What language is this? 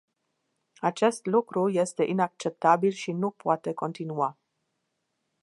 Romanian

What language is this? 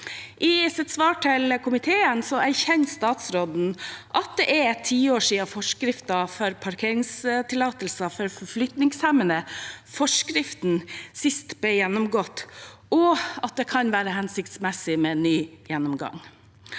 Norwegian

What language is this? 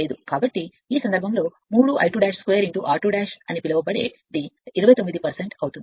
Telugu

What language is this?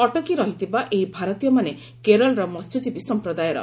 Odia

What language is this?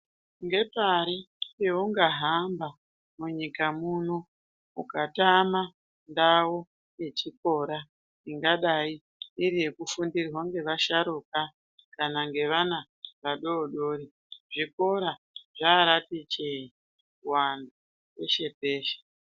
Ndau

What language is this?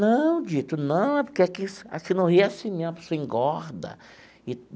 Portuguese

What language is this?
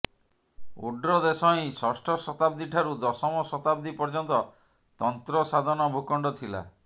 Odia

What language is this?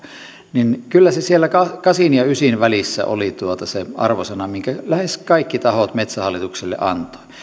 Finnish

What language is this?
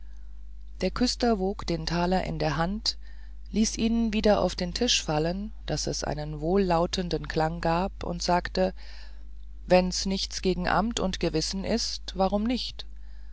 German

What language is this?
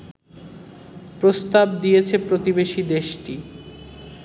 Bangla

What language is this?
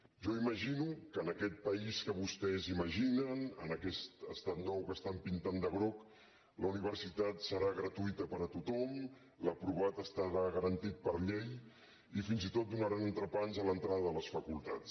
Catalan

